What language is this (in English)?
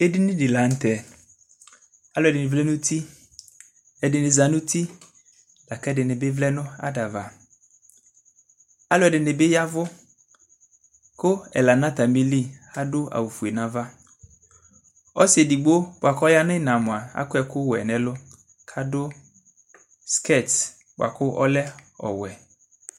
Ikposo